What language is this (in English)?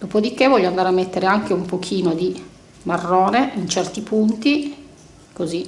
Italian